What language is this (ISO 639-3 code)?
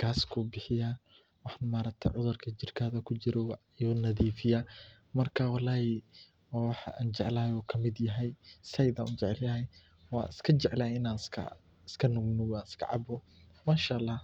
som